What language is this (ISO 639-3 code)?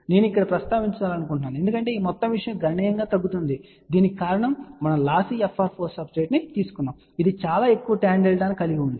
tel